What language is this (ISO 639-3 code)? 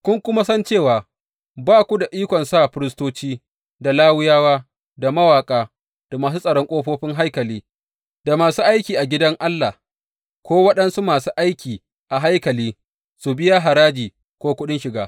hau